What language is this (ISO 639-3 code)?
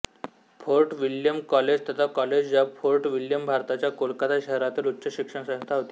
mar